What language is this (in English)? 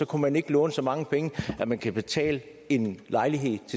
Danish